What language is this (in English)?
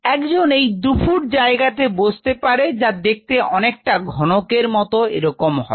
Bangla